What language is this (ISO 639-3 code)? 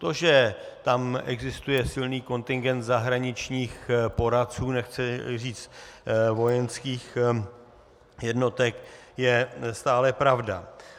ces